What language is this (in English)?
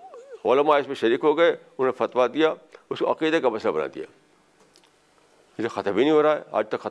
Urdu